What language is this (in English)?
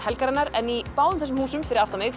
Icelandic